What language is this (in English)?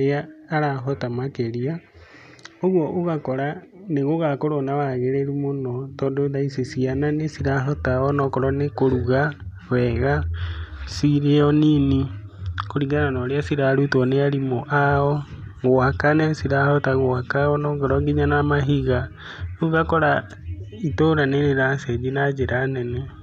Kikuyu